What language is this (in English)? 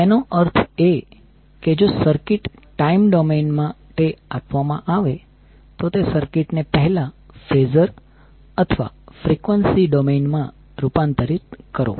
Gujarati